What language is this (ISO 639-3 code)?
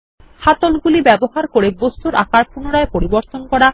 ben